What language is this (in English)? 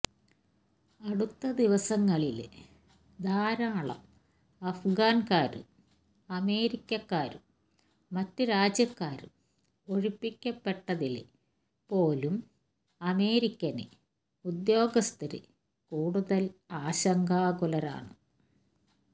Malayalam